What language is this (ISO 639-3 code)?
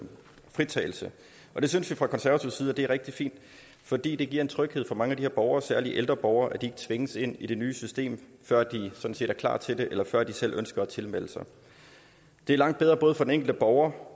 dan